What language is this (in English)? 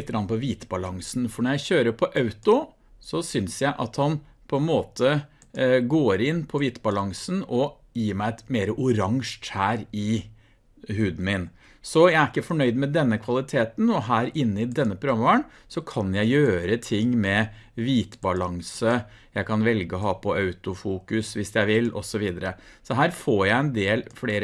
Norwegian